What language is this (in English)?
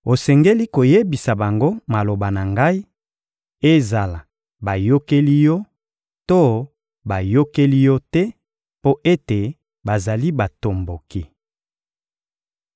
Lingala